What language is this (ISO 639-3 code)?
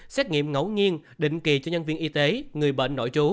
vie